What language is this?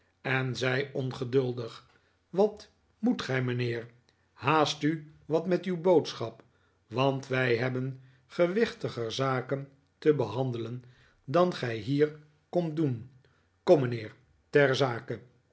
Dutch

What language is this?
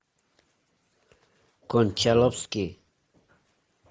Russian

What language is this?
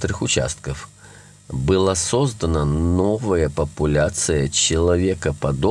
Russian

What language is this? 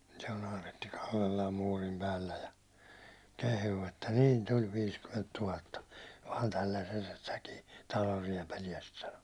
Finnish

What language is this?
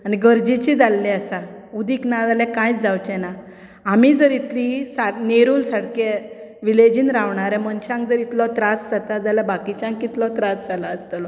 Konkani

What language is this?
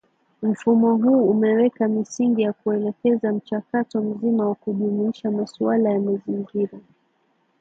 Swahili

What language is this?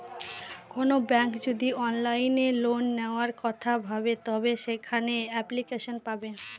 Bangla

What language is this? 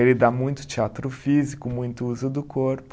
Portuguese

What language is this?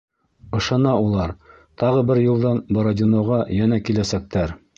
Bashkir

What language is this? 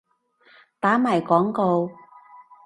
Cantonese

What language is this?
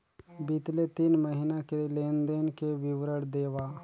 Chhattisgarhi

